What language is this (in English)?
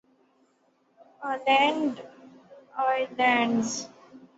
Urdu